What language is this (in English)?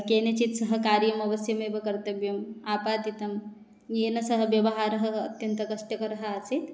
Sanskrit